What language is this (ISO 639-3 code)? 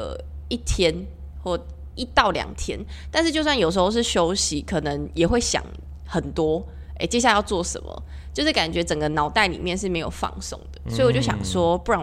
zho